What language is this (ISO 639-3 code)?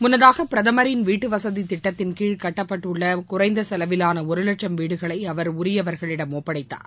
tam